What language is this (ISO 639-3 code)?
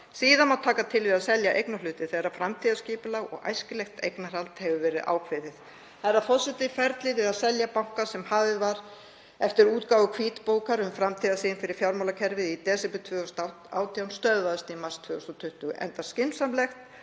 isl